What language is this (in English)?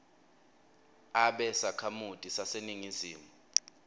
Swati